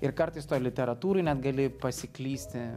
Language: Lithuanian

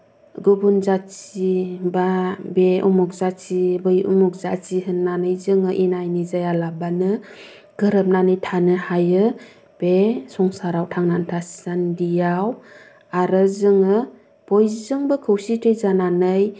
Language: Bodo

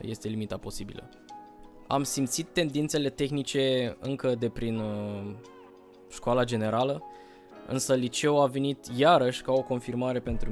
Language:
Romanian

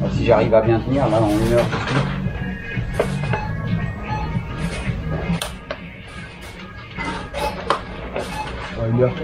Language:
French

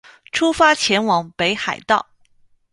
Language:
Chinese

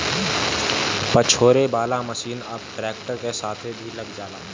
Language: Bhojpuri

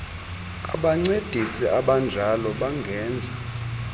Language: Xhosa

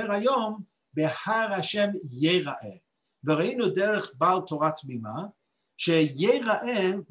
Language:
Hebrew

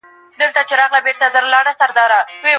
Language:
Pashto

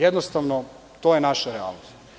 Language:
Serbian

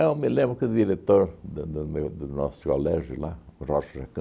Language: Portuguese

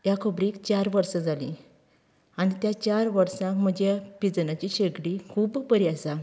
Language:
Konkani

